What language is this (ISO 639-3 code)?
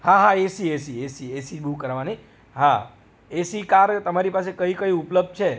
guj